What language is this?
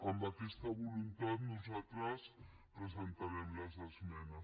Catalan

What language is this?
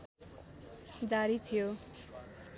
Nepali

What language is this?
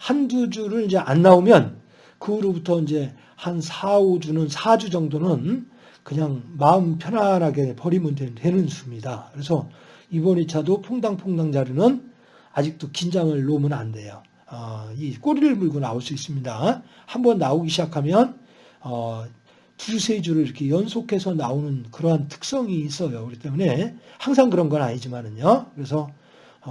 Korean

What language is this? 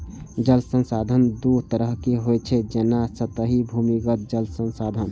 Maithili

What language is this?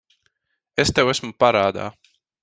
Latvian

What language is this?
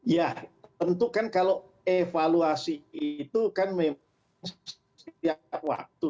Indonesian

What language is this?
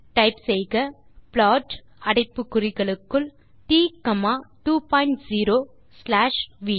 Tamil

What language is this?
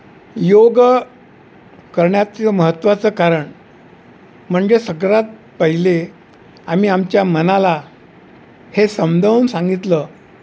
Marathi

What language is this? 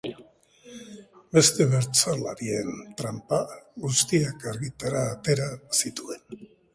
Basque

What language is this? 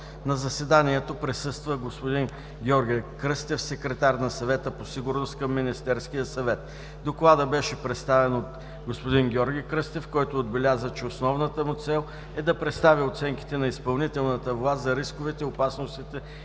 Bulgarian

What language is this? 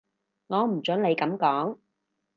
Cantonese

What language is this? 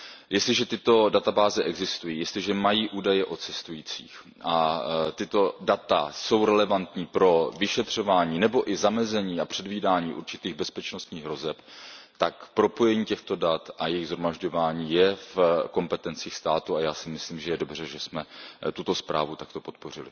Czech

